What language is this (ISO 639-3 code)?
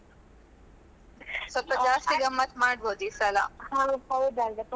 kan